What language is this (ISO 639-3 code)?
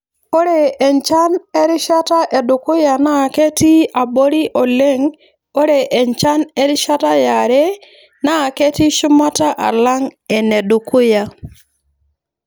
mas